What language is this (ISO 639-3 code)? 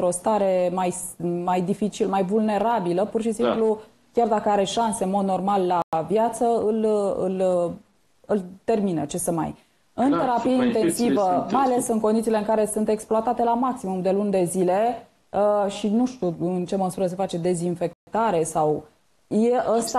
ron